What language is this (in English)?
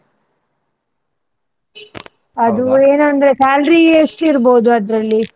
Kannada